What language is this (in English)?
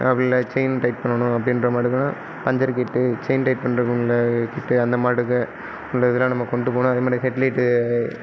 Tamil